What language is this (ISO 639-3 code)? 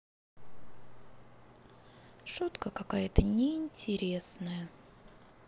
rus